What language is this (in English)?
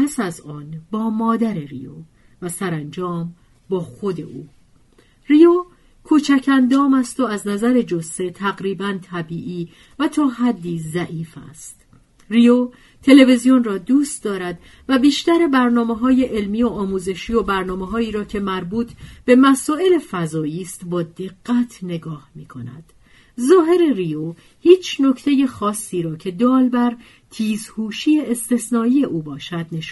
Persian